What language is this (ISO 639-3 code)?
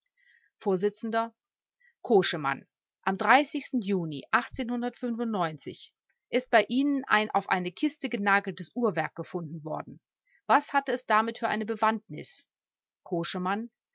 deu